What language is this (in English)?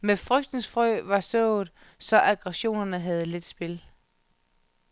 Danish